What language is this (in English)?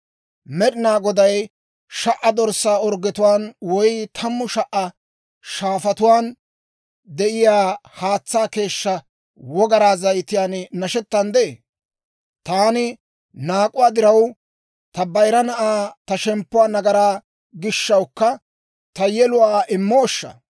Dawro